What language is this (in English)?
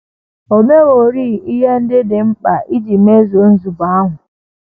Igbo